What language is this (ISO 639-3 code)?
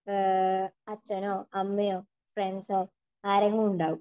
mal